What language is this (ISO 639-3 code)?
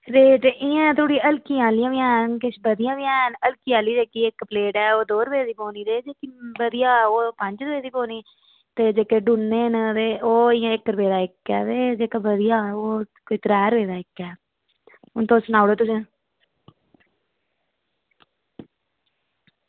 doi